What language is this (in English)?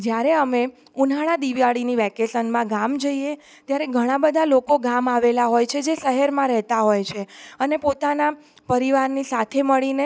Gujarati